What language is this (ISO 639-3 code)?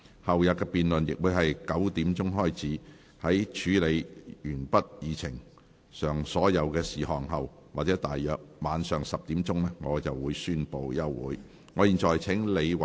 yue